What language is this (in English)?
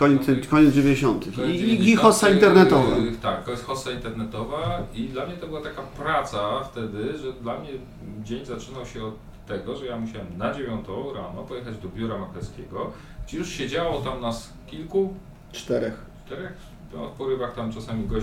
Polish